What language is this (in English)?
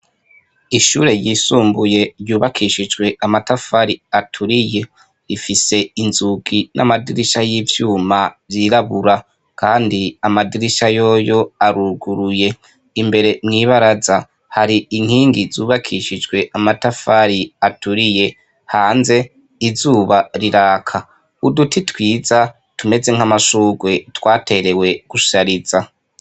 Rundi